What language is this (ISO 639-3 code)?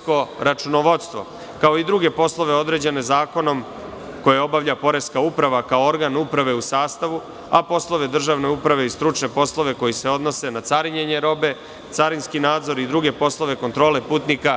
srp